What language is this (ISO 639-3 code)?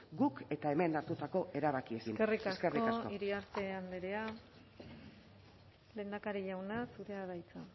eus